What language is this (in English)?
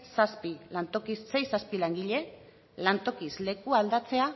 Basque